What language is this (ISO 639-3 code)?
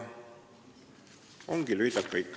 est